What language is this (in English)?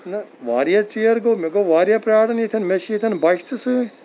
Kashmiri